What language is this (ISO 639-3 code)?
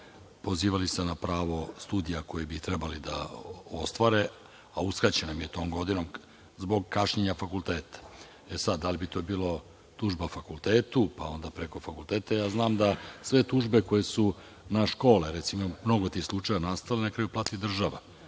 srp